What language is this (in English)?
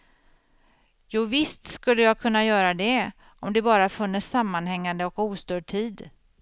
Swedish